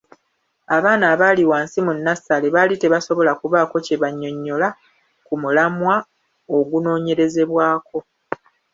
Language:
Ganda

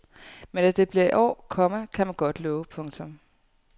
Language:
Danish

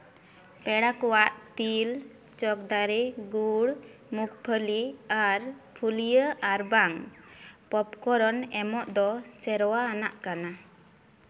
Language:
Santali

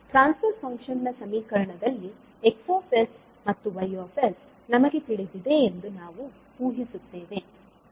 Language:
Kannada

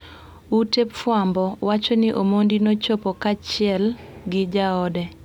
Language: Luo (Kenya and Tanzania)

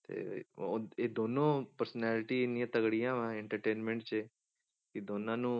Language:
Punjabi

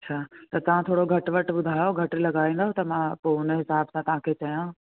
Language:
Sindhi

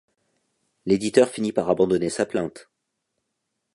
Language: French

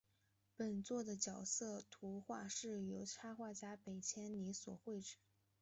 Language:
Chinese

